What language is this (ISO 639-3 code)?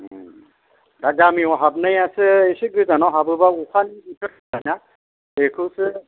brx